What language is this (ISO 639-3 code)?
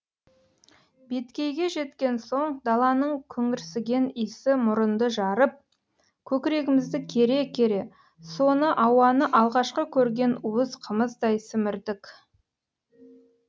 kaz